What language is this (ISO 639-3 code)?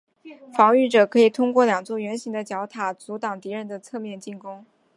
zho